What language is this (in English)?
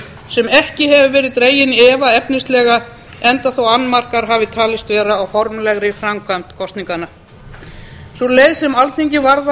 Icelandic